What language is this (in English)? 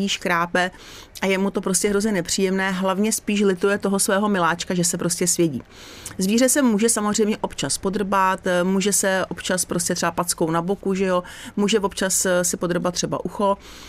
Czech